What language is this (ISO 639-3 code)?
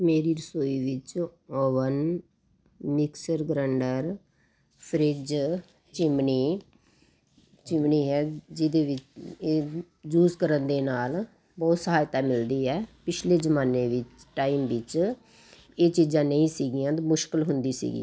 pan